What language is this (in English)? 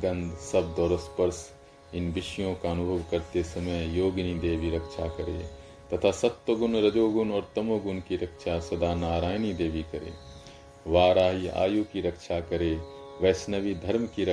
Hindi